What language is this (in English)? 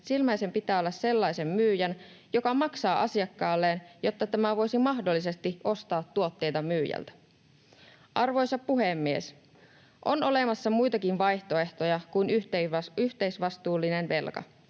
Finnish